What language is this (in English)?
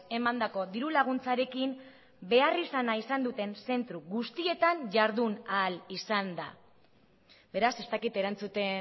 Basque